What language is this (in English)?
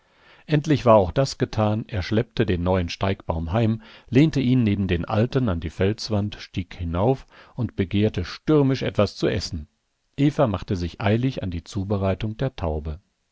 German